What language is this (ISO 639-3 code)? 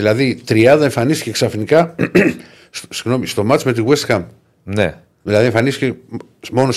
ell